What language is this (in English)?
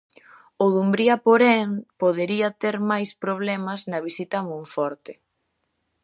Galician